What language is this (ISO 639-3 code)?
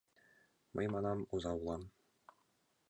chm